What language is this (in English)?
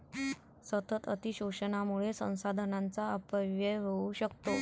Marathi